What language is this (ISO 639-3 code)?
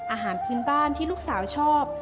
tha